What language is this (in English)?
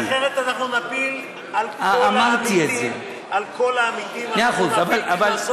Hebrew